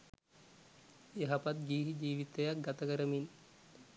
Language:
Sinhala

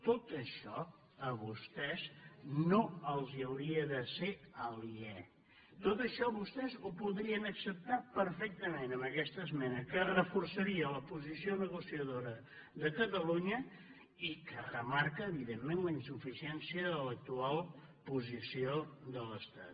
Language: Catalan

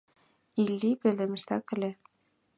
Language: Mari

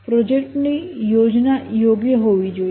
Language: Gujarati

